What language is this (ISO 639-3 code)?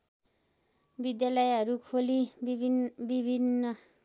nep